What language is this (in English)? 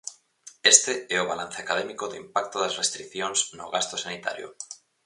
Galician